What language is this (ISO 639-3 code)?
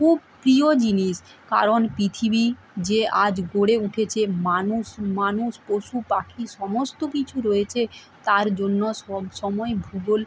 ben